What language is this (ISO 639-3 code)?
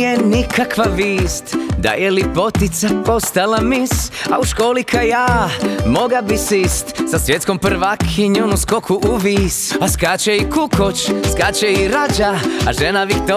hrv